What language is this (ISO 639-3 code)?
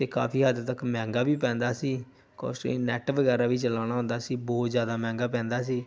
pan